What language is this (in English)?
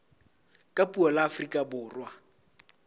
Southern Sotho